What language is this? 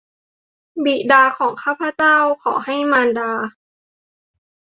Thai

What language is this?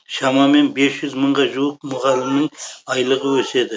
Kazakh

